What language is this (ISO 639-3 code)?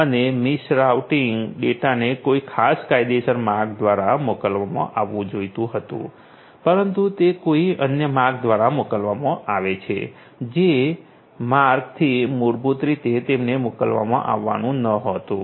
guj